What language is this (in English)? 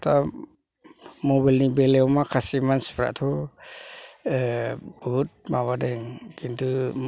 Bodo